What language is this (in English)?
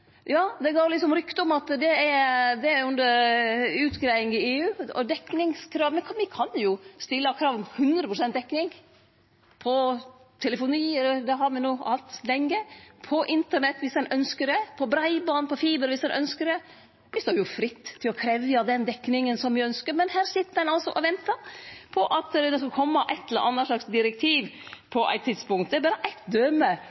Norwegian Nynorsk